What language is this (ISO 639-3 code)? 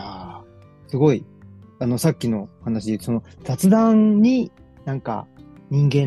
jpn